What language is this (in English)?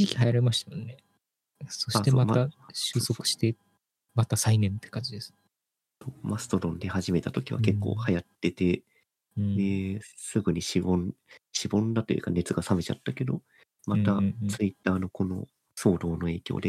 Japanese